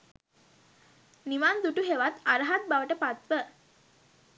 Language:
Sinhala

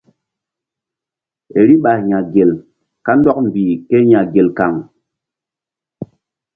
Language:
Mbum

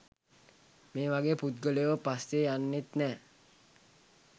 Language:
Sinhala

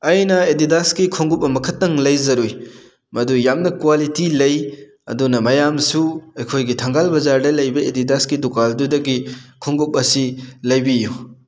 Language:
Manipuri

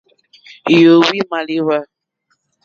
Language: Mokpwe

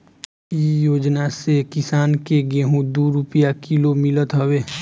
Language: Bhojpuri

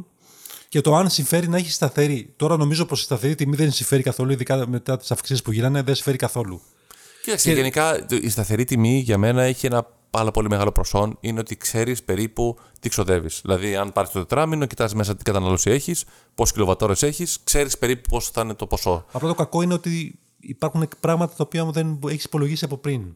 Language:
Greek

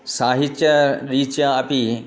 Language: Sanskrit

